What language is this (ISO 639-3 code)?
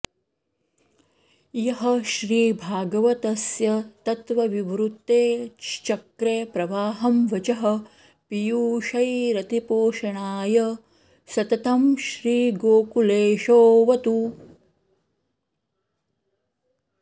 san